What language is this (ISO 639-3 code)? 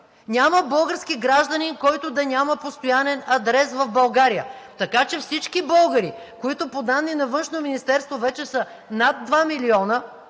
bul